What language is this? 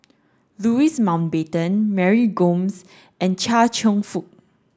English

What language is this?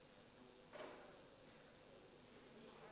Hebrew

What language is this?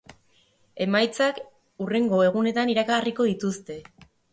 Basque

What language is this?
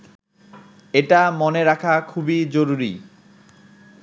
Bangla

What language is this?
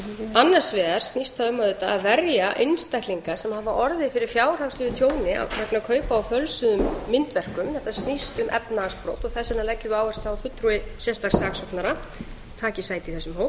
Icelandic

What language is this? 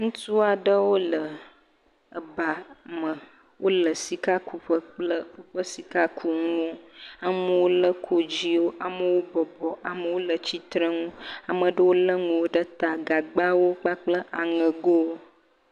Ewe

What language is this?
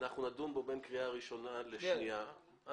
Hebrew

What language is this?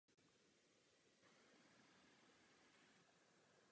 Czech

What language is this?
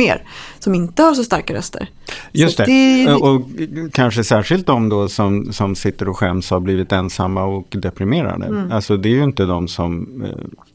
Swedish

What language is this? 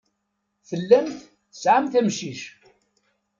Kabyle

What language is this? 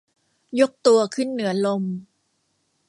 Thai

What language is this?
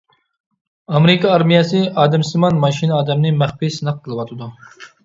Uyghur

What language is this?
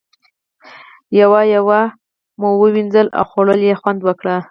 Pashto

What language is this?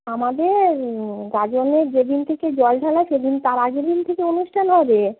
Bangla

